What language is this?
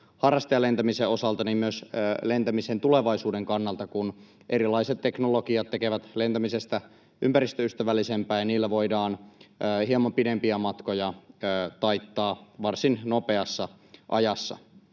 Finnish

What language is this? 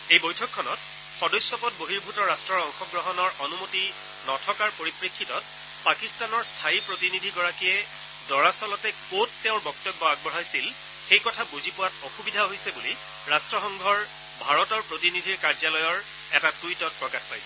Assamese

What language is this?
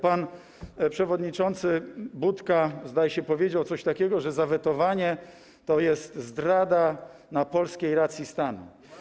Polish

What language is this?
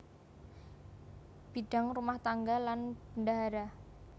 Javanese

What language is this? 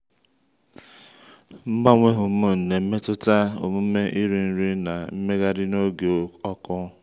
Igbo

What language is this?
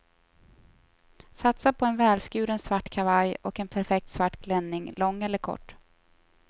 Swedish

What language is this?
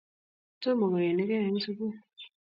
Kalenjin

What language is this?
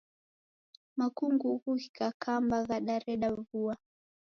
Taita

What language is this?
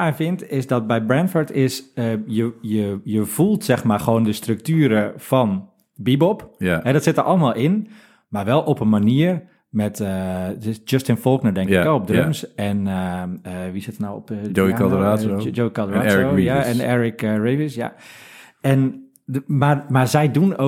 Dutch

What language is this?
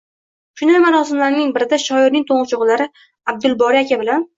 Uzbek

